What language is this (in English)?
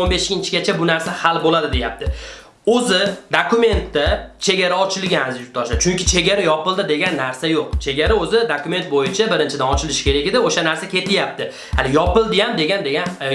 Russian